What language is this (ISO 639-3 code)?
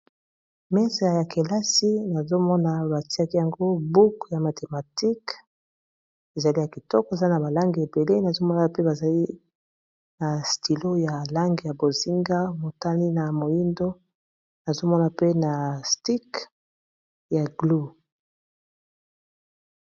lin